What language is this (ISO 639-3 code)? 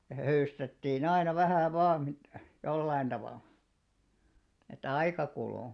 fin